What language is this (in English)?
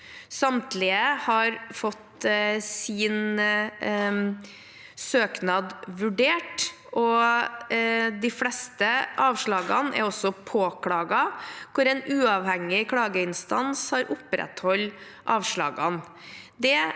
Norwegian